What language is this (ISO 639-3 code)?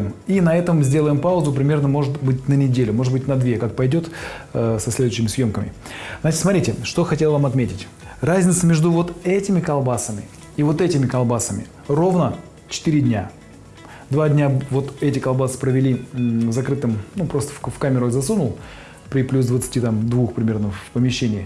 rus